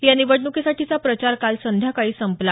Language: Marathi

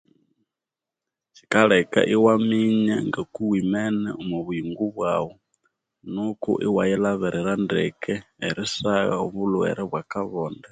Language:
Konzo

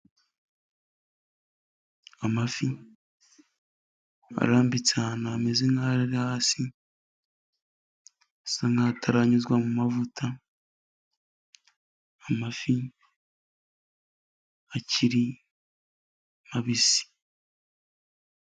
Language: Kinyarwanda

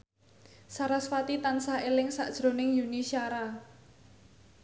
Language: Javanese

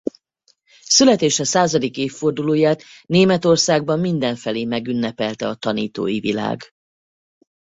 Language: Hungarian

